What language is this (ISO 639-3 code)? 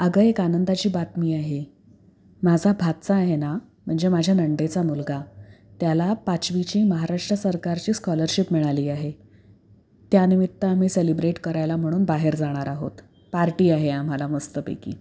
mar